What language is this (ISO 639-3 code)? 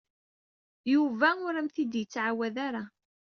kab